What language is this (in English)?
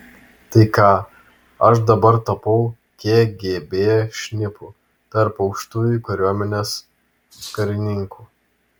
Lithuanian